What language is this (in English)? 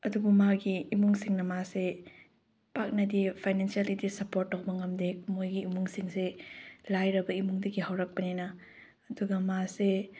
Manipuri